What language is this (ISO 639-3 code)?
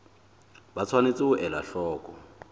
sot